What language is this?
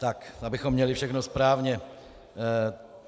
Czech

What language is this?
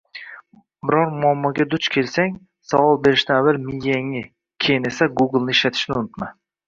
Uzbek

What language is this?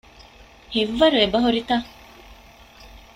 Divehi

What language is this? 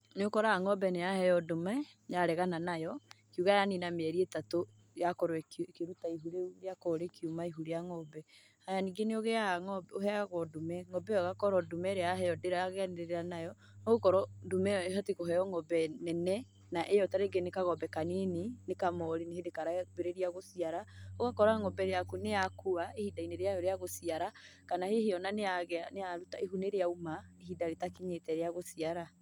Kikuyu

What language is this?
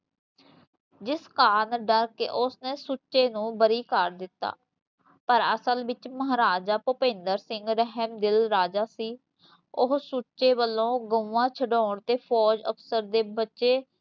Punjabi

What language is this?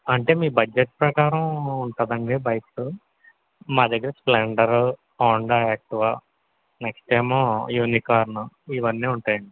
Telugu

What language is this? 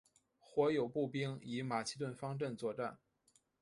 Chinese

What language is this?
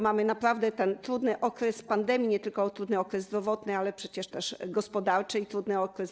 Polish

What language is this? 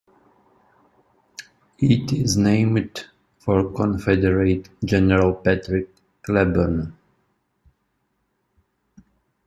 English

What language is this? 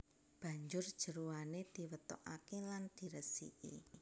Javanese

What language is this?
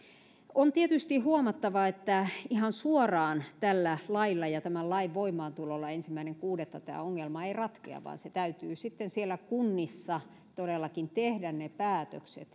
Finnish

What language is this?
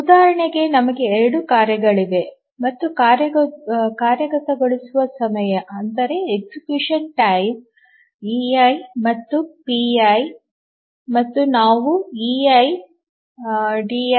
Kannada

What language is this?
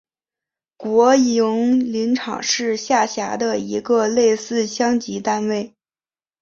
Chinese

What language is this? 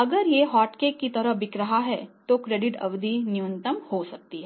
Hindi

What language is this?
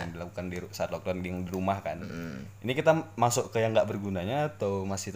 Indonesian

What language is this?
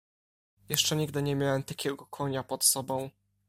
Polish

